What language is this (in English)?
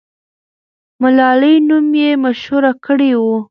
Pashto